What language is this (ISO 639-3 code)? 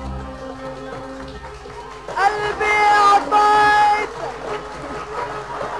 ara